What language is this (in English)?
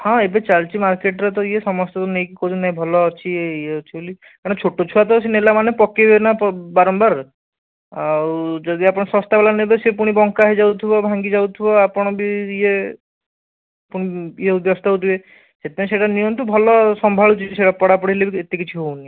Odia